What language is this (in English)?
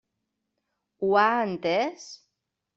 Catalan